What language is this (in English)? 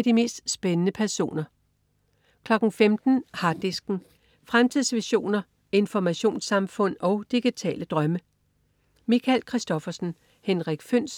Danish